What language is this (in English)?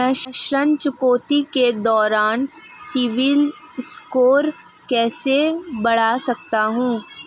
Hindi